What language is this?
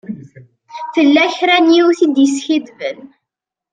Kabyle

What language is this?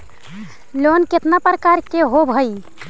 Magahi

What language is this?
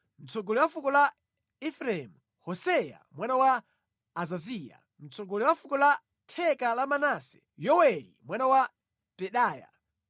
Nyanja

